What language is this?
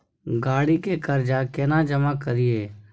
Maithili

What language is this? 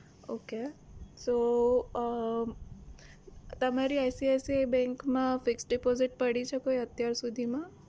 Gujarati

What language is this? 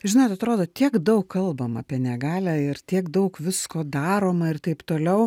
Lithuanian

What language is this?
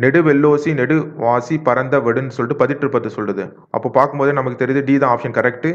Tamil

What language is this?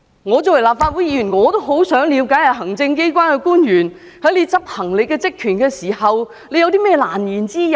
Cantonese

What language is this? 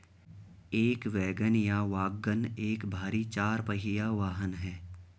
Hindi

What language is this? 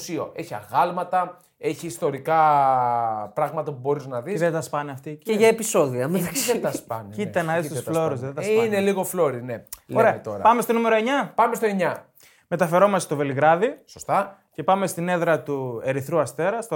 Greek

